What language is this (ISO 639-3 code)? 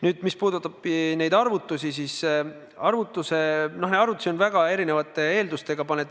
est